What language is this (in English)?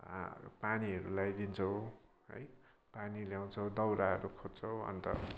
Nepali